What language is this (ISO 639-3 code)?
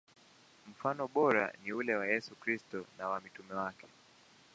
swa